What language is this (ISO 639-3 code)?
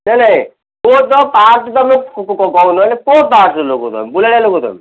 ori